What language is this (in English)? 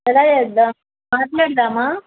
Telugu